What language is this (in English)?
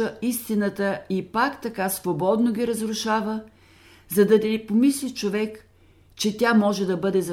Bulgarian